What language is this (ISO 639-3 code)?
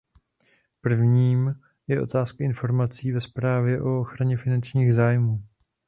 ces